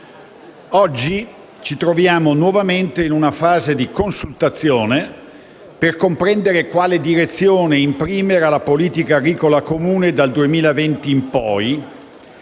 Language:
Italian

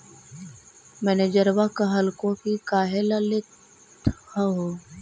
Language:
Magahi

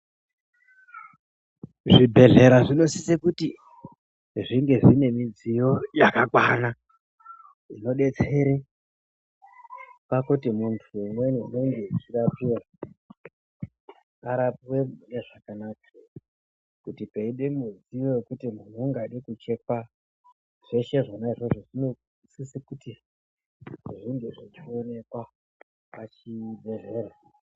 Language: Ndau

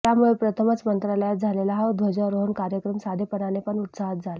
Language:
Marathi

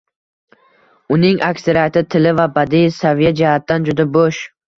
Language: Uzbek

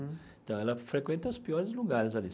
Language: Portuguese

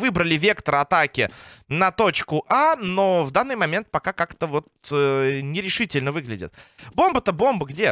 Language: Russian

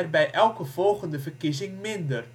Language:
Dutch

